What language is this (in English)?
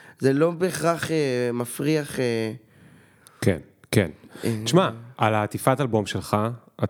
Hebrew